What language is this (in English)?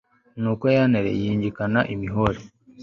Kinyarwanda